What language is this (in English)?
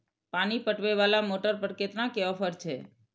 Maithili